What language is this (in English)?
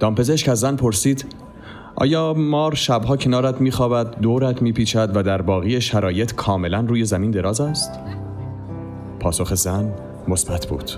Persian